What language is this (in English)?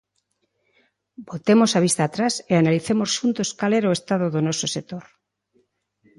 Galician